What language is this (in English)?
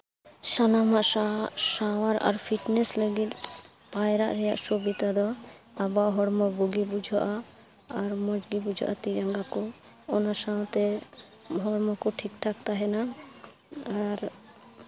Santali